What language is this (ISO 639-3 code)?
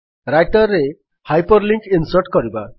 ori